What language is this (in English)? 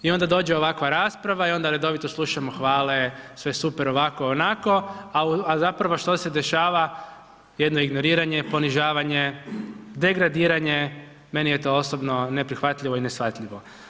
Croatian